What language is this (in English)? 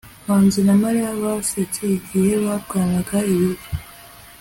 Kinyarwanda